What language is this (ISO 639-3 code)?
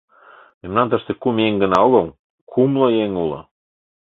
chm